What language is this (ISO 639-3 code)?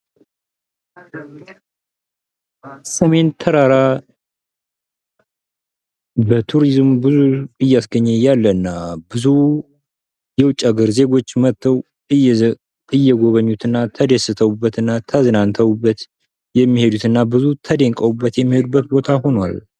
amh